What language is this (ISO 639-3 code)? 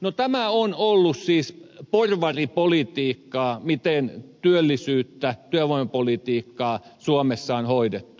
fin